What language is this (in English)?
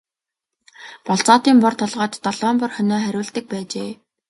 Mongolian